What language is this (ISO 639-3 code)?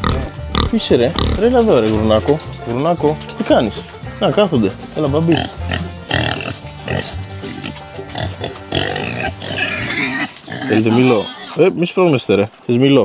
ell